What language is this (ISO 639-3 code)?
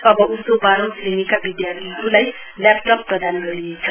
nep